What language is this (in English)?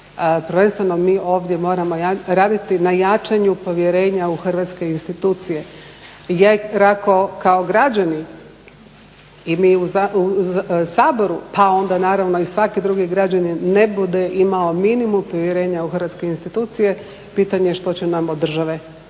Croatian